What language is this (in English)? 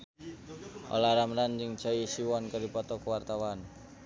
Sundanese